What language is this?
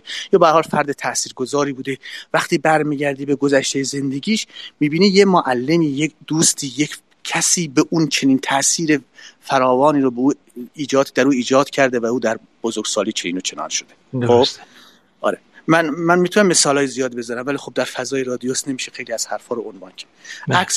Persian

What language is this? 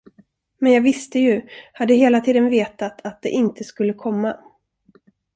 Swedish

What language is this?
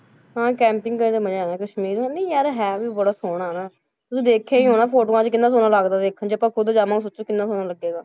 Punjabi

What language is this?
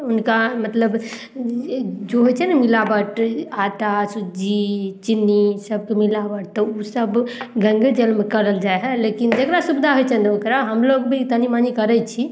Maithili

